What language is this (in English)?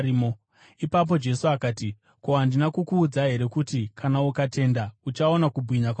Shona